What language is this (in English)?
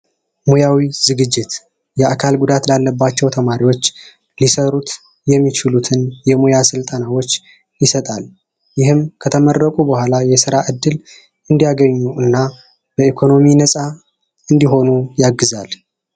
Amharic